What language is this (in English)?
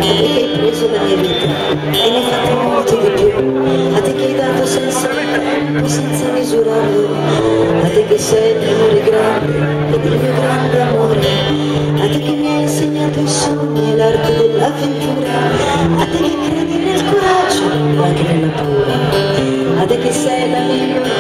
Italian